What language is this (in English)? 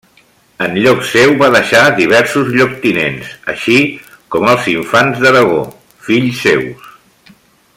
Catalan